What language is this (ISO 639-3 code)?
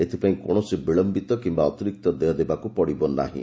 ori